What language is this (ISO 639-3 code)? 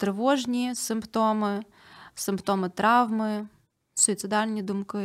ukr